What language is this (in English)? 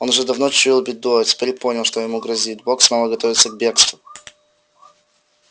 Russian